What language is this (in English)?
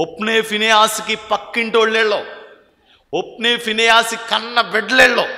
Telugu